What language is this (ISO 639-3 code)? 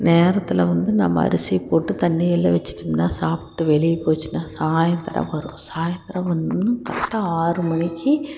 tam